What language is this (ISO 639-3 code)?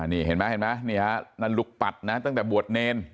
tha